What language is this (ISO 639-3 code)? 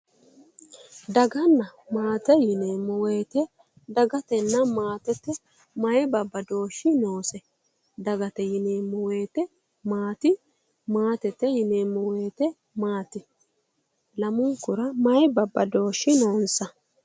sid